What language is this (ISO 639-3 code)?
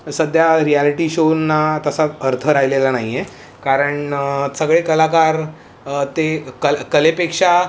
mar